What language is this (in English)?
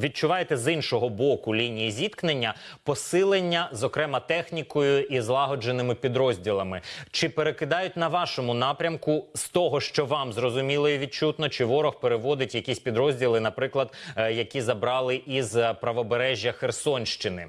Ukrainian